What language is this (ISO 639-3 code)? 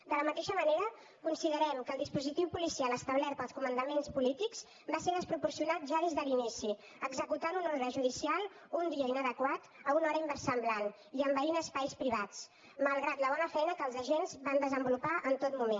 cat